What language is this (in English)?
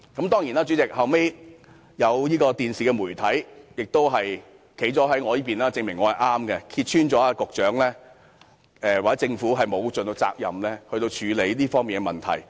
Cantonese